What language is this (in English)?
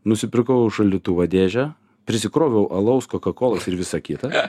Lithuanian